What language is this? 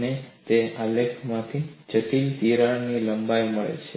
Gujarati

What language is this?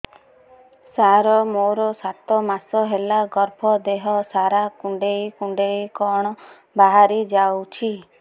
Odia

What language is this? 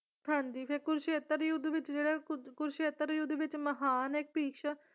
Punjabi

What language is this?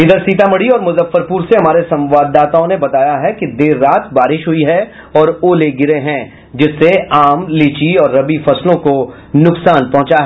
Hindi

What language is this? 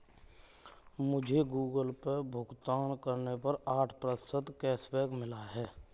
Hindi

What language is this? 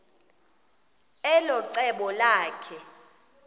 Xhosa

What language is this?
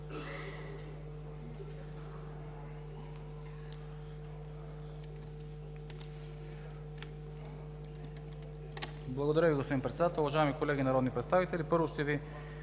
Bulgarian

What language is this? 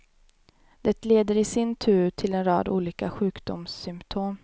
Swedish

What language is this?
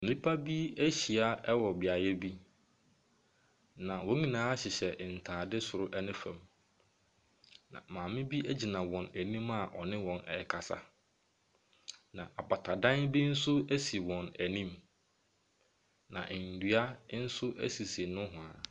Akan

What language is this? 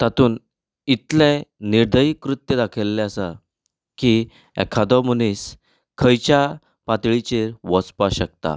Konkani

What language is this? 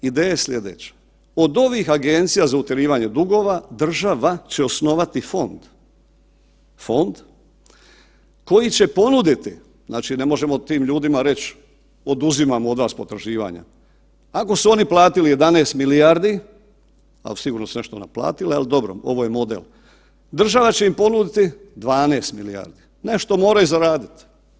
Croatian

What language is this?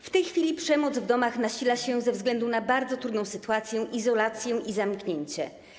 Polish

